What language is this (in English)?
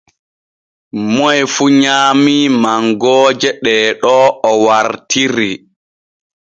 Borgu Fulfulde